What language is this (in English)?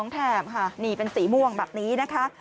Thai